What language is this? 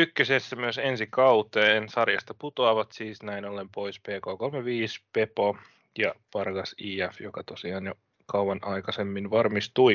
Finnish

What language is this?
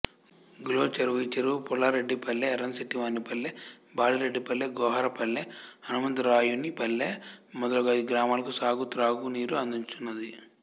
Telugu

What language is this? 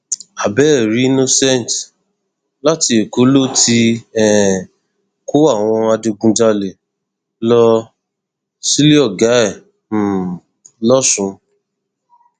Yoruba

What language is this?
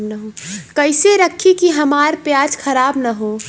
Bhojpuri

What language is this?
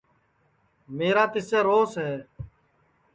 Sansi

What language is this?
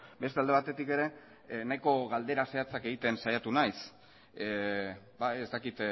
Basque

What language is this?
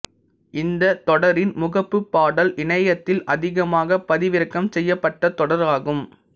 Tamil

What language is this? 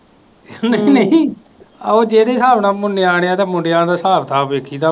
Punjabi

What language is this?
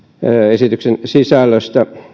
Finnish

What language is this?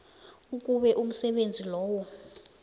South Ndebele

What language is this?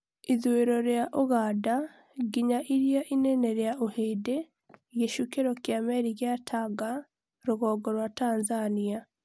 Kikuyu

